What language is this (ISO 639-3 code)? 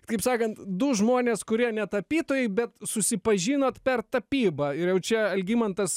lit